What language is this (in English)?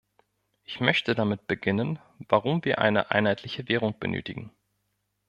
German